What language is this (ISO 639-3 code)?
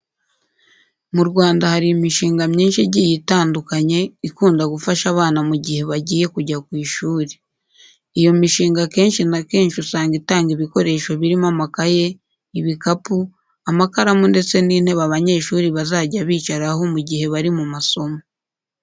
kin